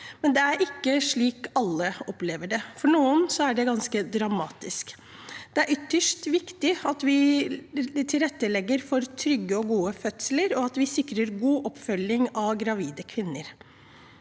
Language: Norwegian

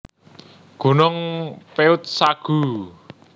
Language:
Javanese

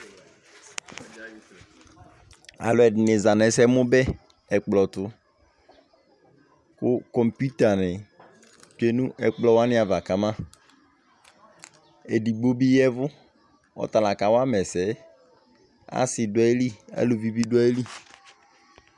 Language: Ikposo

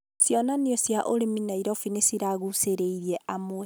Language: Kikuyu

